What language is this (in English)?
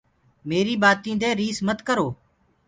Gurgula